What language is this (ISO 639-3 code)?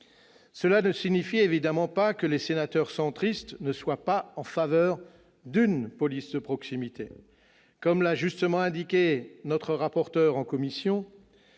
fra